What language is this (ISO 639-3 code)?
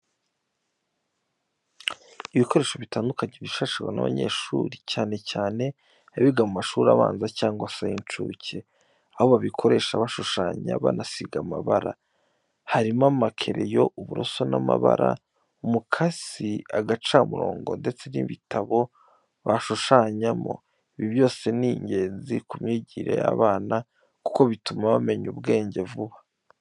kin